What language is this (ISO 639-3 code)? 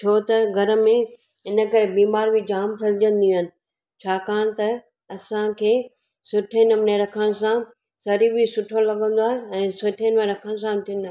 snd